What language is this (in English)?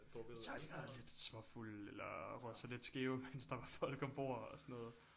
Danish